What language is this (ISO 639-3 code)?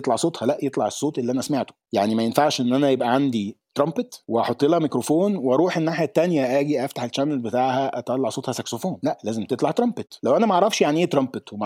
ara